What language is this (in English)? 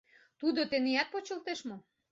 Mari